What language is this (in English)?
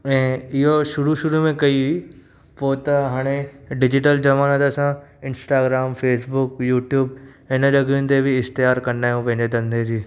Sindhi